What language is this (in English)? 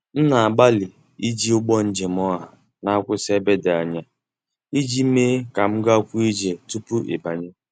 Igbo